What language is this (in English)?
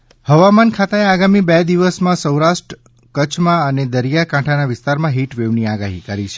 Gujarati